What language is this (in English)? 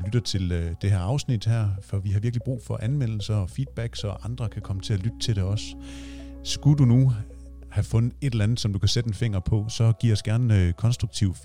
Danish